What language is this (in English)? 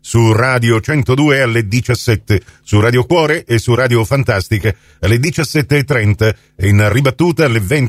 Italian